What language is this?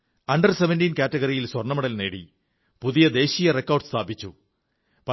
Malayalam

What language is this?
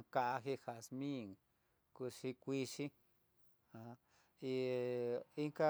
Tidaá Mixtec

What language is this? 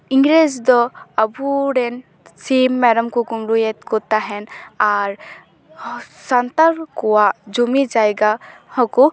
Santali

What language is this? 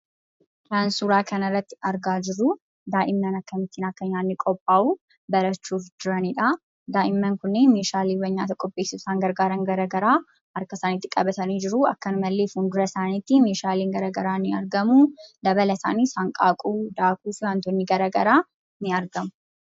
Oromo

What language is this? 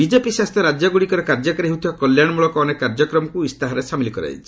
Odia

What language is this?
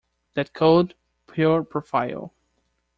English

